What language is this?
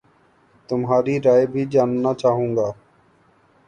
Urdu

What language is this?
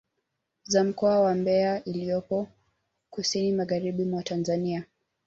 Swahili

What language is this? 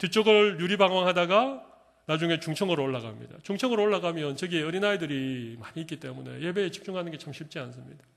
Korean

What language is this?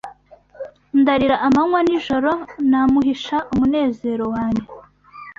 Kinyarwanda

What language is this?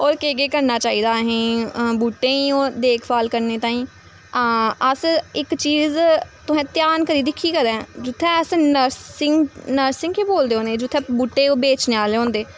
Dogri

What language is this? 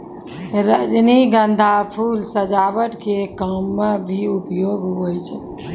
Maithili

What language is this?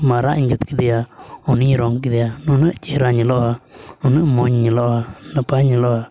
Santali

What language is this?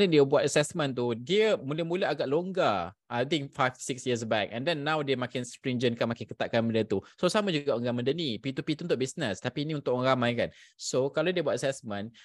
Malay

